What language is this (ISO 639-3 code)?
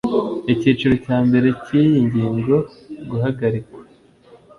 kin